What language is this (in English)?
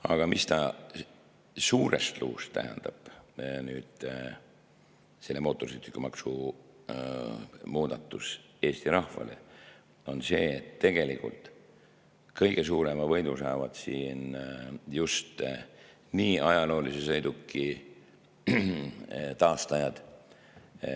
Estonian